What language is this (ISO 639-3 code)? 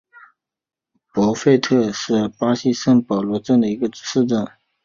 zho